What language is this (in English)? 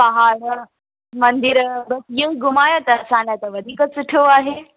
Sindhi